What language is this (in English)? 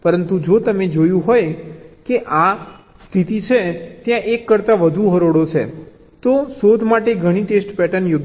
Gujarati